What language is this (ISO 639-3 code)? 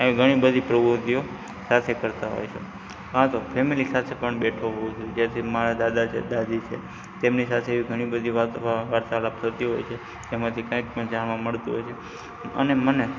guj